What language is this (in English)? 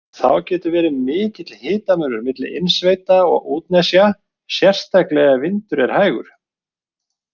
Icelandic